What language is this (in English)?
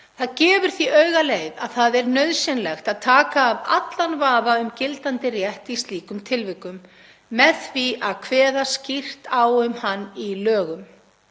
Icelandic